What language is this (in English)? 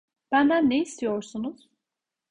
Turkish